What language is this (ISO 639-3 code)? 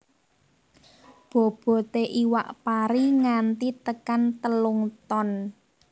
jav